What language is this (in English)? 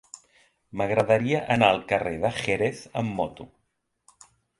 Catalan